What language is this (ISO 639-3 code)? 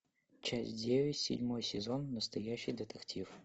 rus